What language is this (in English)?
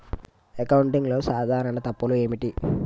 Telugu